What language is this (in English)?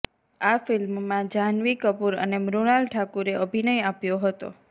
Gujarati